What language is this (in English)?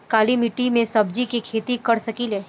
Bhojpuri